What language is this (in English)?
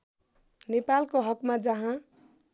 Nepali